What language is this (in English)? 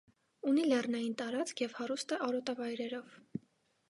Armenian